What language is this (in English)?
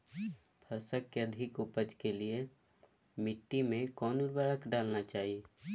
Magahi